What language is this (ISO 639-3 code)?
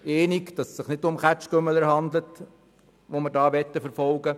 gsw